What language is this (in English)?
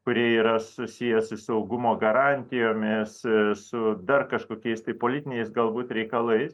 Lithuanian